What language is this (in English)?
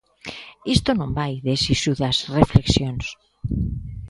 Galician